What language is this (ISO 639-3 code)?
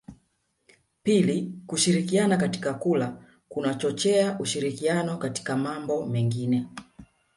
swa